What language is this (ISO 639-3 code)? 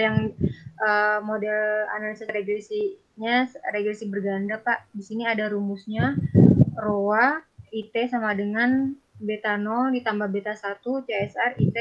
ind